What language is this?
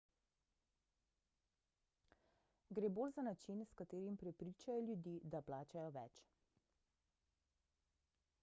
Slovenian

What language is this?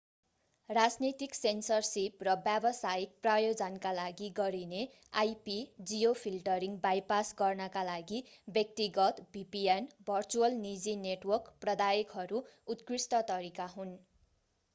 Nepali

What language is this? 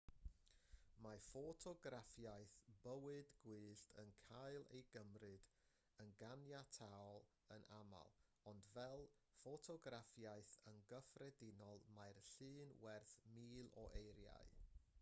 Welsh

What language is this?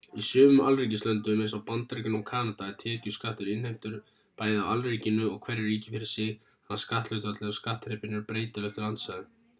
Icelandic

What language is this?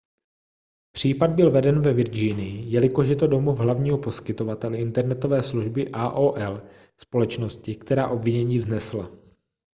Czech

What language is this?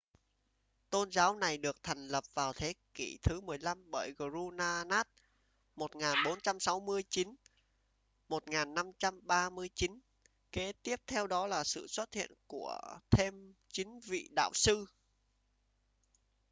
Vietnamese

